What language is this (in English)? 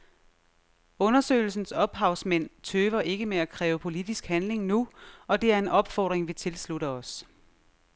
Danish